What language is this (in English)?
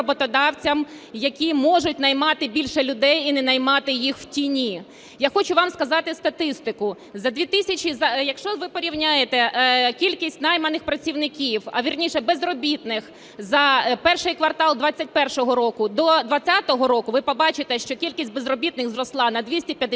Ukrainian